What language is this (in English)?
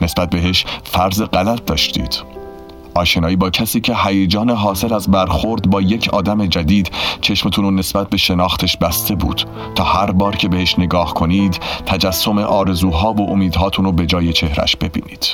Persian